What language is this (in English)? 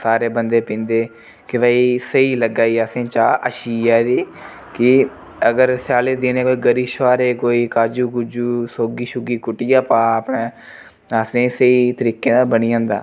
Dogri